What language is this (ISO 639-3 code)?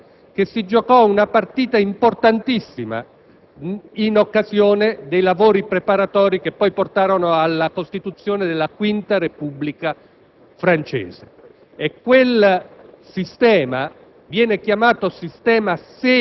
ita